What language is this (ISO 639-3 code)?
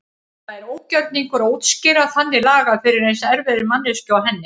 isl